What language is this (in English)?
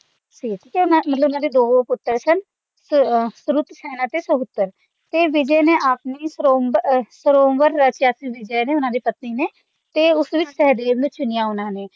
Punjabi